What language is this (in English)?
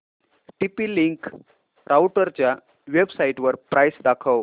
Marathi